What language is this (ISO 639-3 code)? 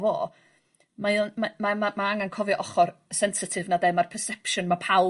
cym